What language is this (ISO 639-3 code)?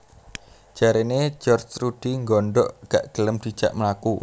jav